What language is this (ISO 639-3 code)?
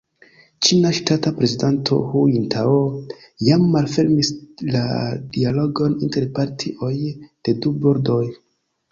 epo